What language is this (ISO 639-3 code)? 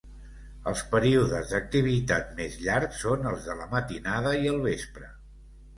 cat